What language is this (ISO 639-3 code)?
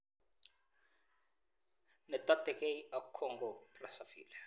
kln